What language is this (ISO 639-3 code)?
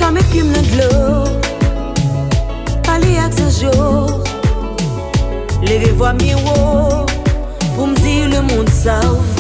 ron